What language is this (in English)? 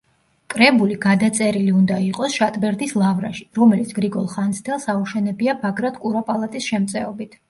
Georgian